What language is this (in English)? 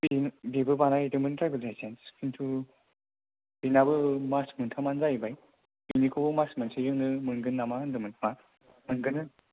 Bodo